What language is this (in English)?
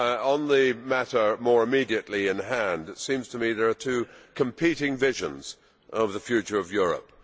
English